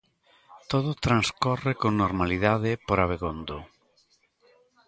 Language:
Galician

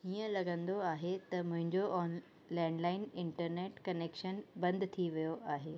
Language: Sindhi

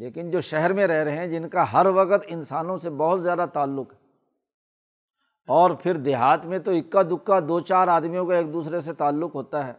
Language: Urdu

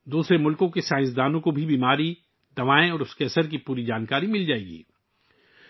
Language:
Urdu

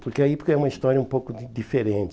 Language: Portuguese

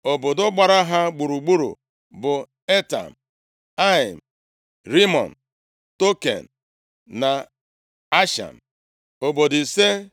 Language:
Igbo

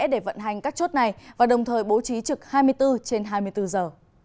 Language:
Vietnamese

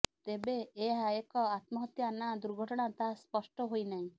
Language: Odia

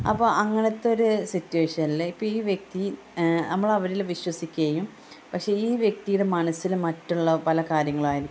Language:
Malayalam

